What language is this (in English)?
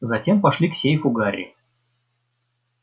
Russian